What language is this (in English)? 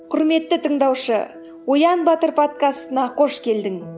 Kazakh